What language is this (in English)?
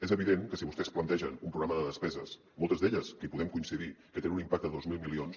Catalan